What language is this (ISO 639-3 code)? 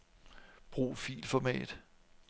dan